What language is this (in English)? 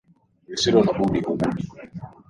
Swahili